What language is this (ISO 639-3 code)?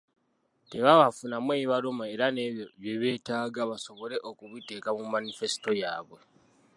lug